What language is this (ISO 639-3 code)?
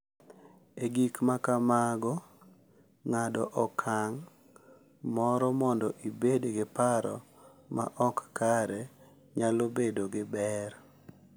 luo